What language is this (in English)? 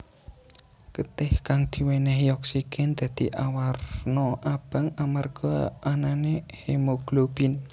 Javanese